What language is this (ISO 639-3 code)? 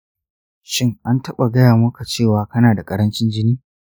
hau